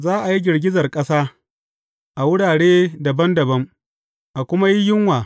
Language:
Hausa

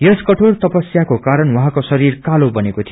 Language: Nepali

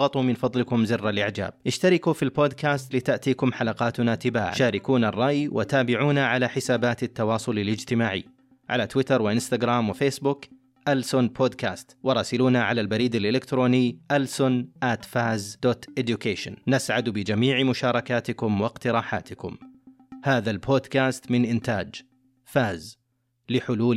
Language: Arabic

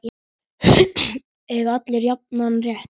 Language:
Icelandic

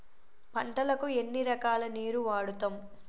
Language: Telugu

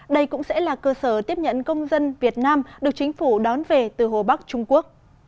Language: Vietnamese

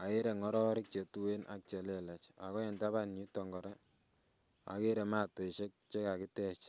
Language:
Kalenjin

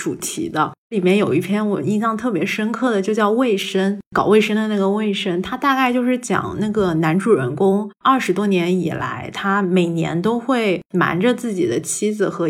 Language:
Chinese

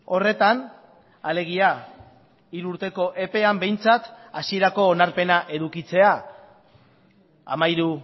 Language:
Basque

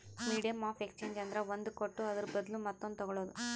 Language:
Kannada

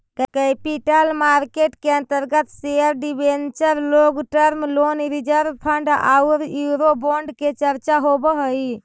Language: Magahi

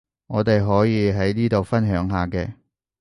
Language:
Cantonese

